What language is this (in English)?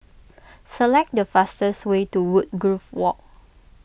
English